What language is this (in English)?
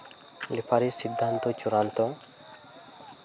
Santali